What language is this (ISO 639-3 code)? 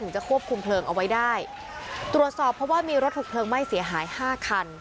tha